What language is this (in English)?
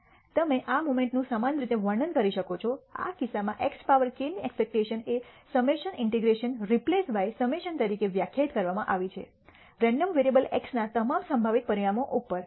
Gujarati